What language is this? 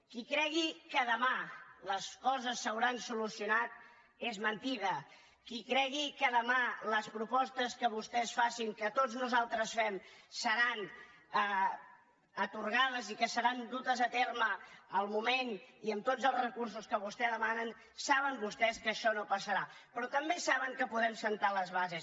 Catalan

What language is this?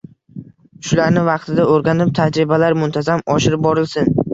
Uzbek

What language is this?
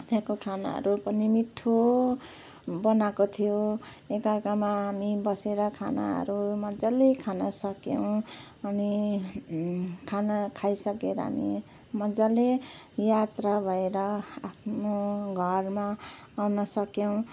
Nepali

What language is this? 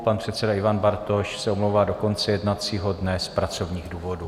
Czech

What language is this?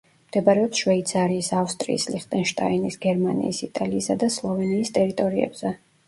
Georgian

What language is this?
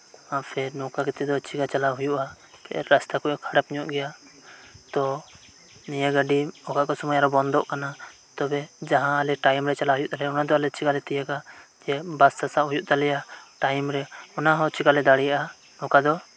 Santali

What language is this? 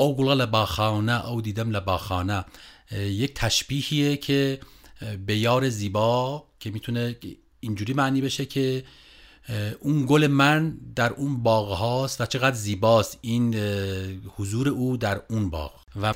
Persian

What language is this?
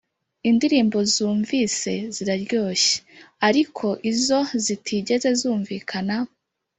Kinyarwanda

